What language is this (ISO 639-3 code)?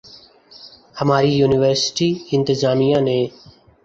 urd